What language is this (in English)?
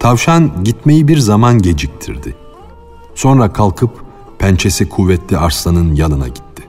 Turkish